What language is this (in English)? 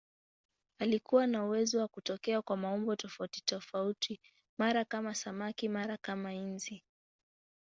Swahili